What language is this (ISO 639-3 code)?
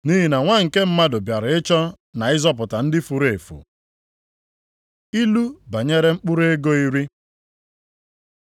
ibo